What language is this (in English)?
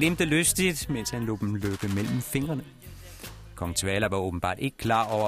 Danish